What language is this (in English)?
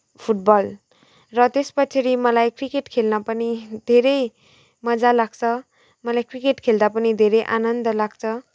Nepali